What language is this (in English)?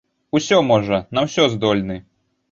Belarusian